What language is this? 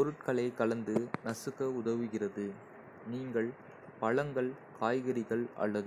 Kota (India)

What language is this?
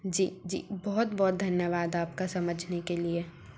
Hindi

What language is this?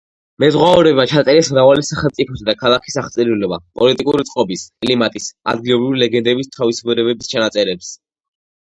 Georgian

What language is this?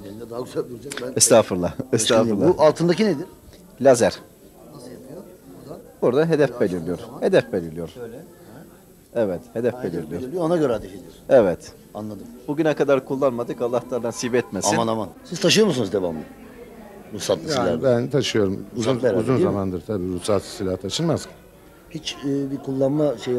Turkish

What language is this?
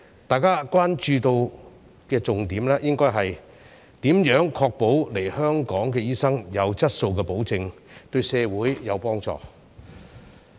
Cantonese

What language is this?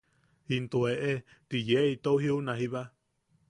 Yaqui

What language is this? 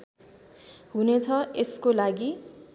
Nepali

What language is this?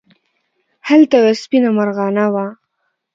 Pashto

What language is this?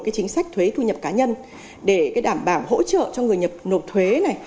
Vietnamese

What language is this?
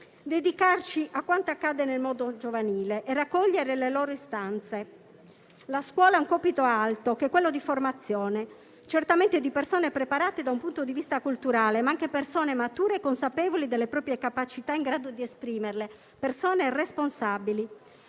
Italian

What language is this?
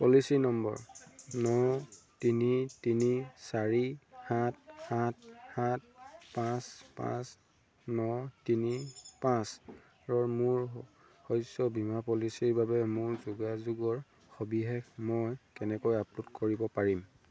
Assamese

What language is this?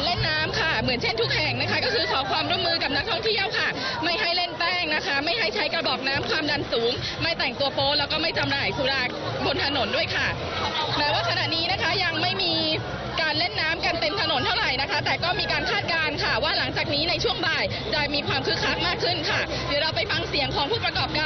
Thai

